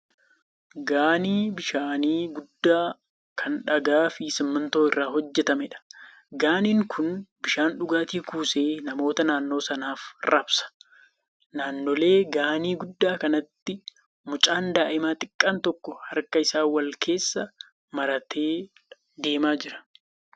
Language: Oromo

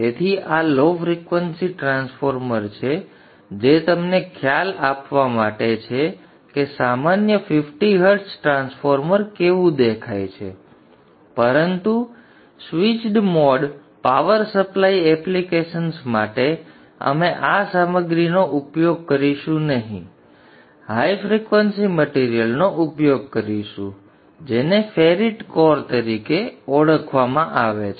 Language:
Gujarati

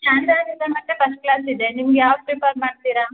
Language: Kannada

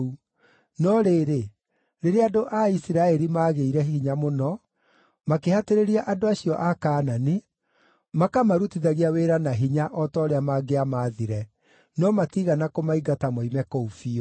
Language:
Kikuyu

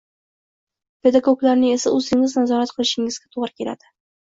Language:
Uzbek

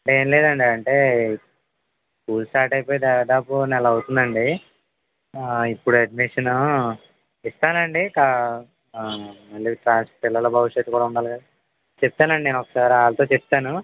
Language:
Telugu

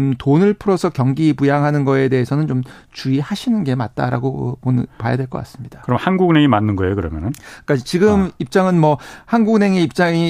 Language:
Korean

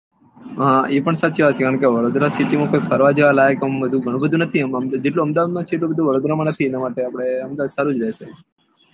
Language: Gujarati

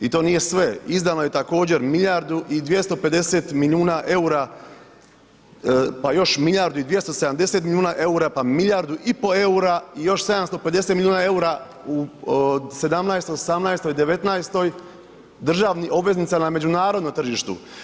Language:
Croatian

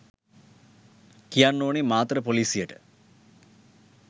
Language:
Sinhala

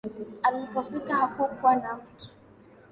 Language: Swahili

